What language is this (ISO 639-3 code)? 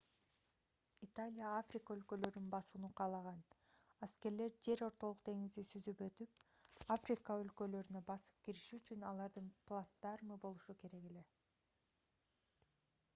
kir